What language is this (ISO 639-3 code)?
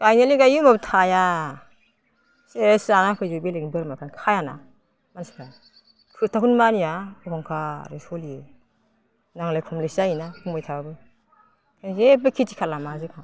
brx